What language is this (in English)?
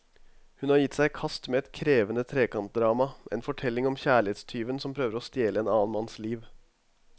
Norwegian